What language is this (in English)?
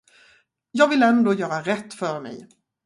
Swedish